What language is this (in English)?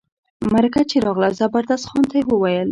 Pashto